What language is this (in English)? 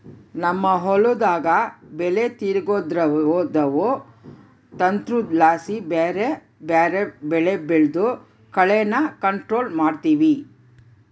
Kannada